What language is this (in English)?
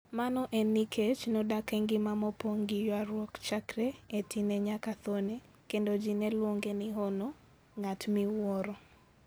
Luo (Kenya and Tanzania)